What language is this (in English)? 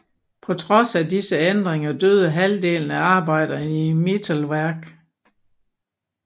Danish